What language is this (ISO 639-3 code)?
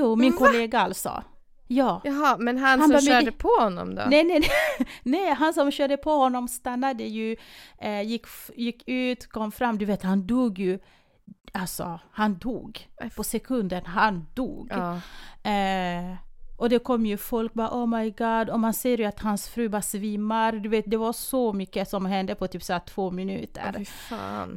swe